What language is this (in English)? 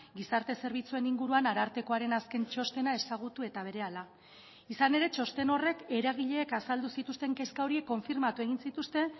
Basque